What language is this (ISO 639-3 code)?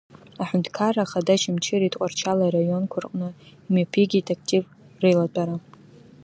abk